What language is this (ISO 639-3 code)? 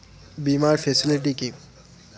ben